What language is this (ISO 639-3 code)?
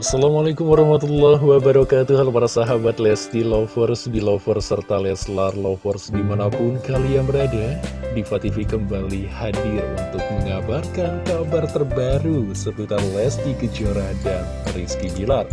ind